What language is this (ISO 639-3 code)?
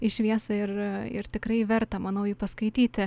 lit